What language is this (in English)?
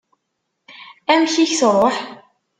Kabyle